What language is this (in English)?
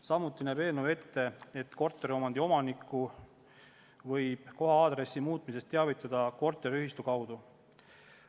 Estonian